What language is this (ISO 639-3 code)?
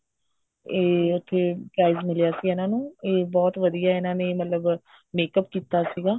pan